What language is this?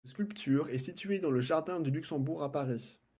French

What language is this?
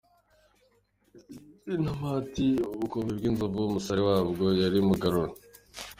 Kinyarwanda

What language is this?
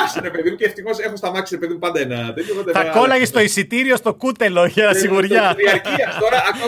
Greek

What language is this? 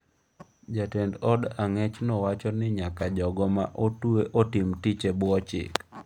Luo (Kenya and Tanzania)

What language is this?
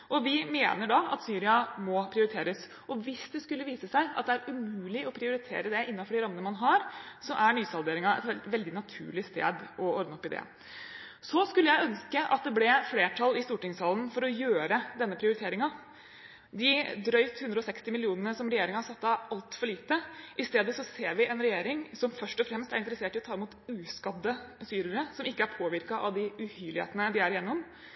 Norwegian Bokmål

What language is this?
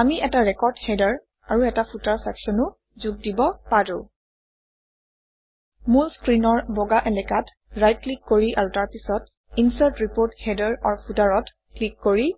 Assamese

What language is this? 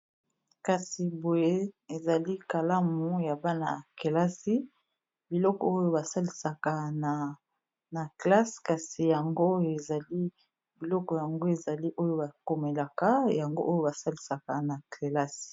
Lingala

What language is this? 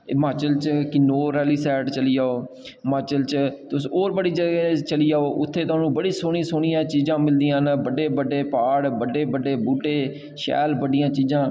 Dogri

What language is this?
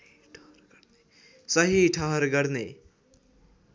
Nepali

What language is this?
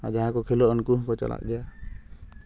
Santali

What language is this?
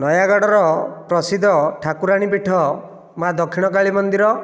Odia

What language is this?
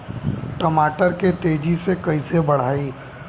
Bhojpuri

